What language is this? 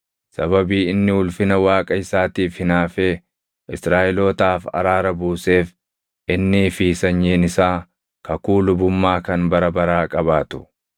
Oromo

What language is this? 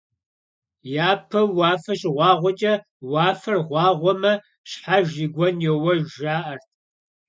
Kabardian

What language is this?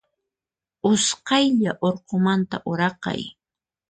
Puno Quechua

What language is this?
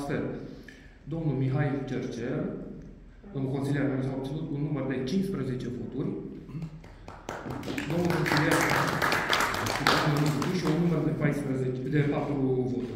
Romanian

